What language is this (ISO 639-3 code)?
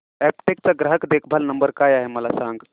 mar